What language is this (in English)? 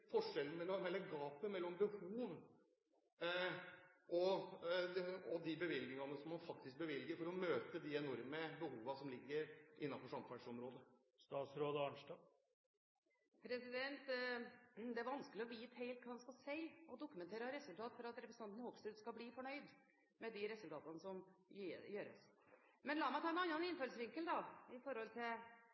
Norwegian Bokmål